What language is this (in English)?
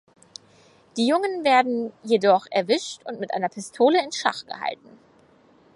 German